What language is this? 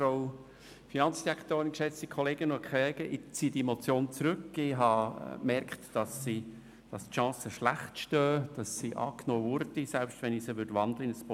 Swiss German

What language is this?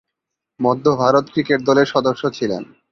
Bangla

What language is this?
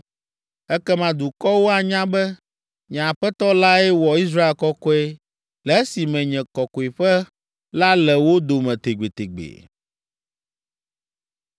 Ewe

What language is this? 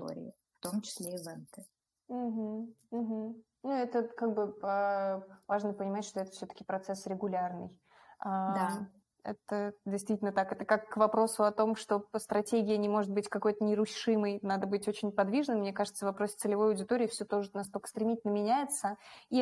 Russian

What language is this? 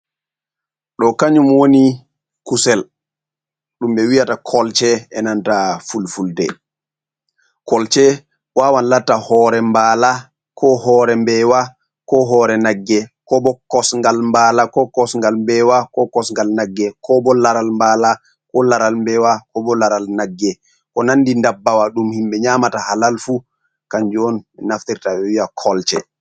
Fula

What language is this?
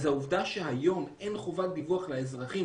Hebrew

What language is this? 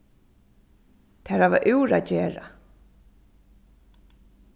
Faroese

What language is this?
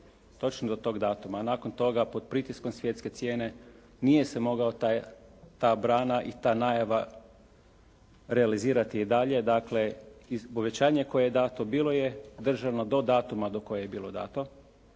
Croatian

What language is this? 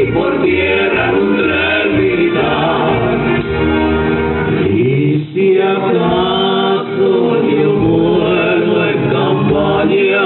Romanian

